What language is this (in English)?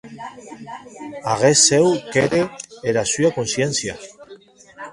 Occitan